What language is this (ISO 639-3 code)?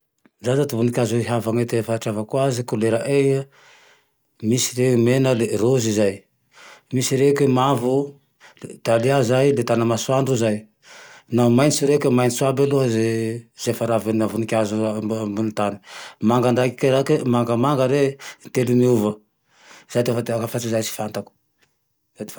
tdx